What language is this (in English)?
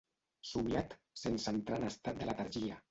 Catalan